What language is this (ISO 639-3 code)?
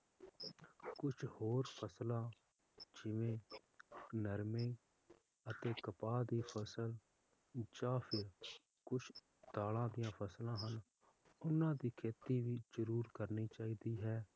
pan